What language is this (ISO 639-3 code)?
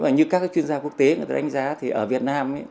vie